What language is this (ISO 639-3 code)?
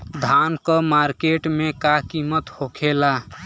bho